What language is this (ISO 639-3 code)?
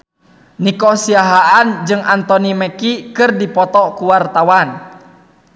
sun